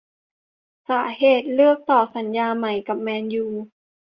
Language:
Thai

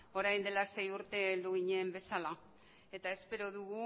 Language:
Basque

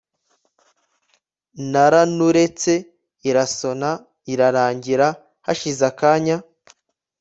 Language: Kinyarwanda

